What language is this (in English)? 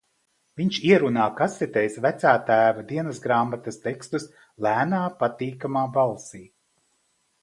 Latvian